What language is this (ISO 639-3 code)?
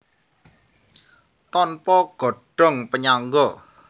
jav